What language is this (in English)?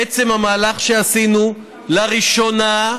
Hebrew